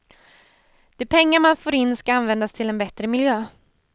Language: Swedish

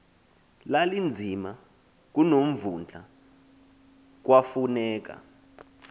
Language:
Xhosa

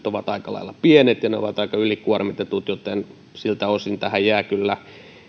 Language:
Finnish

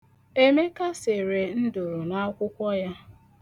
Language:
Igbo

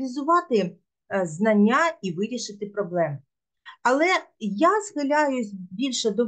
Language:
Ukrainian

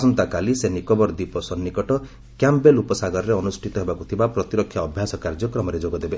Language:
Odia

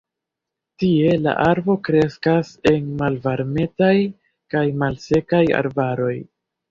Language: Esperanto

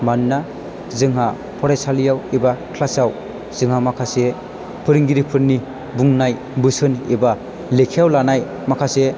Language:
Bodo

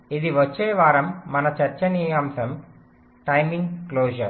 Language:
Telugu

